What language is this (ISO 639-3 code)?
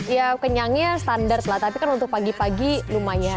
ind